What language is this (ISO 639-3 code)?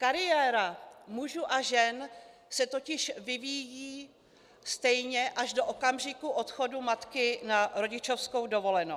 ces